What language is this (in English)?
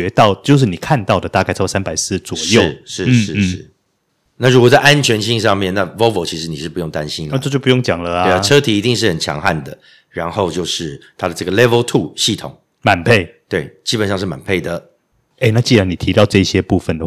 Chinese